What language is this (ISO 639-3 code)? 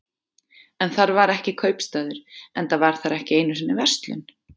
isl